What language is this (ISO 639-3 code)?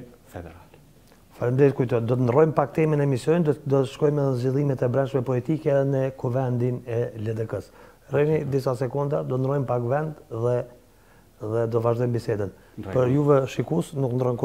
ron